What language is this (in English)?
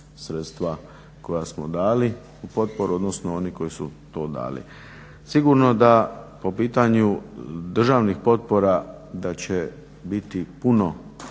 Croatian